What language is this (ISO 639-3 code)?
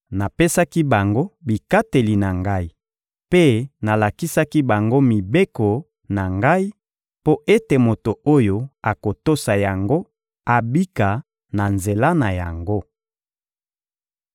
lin